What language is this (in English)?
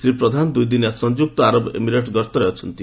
Odia